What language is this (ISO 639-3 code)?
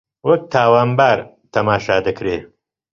ckb